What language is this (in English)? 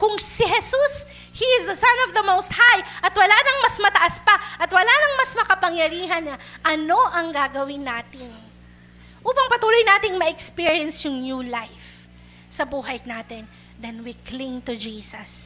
Filipino